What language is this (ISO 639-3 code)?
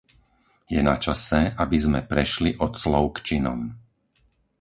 slk